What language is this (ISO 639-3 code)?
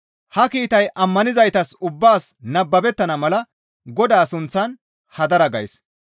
gmv